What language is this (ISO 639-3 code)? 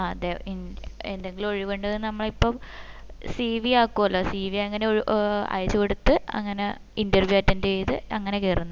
mal